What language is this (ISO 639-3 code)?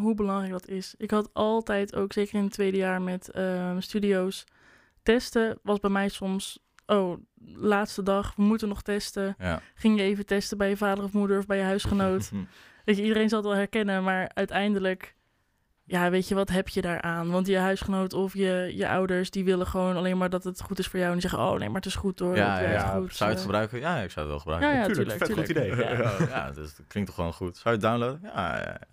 nld